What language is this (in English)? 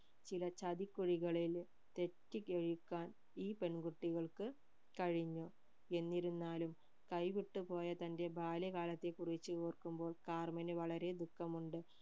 Malayalam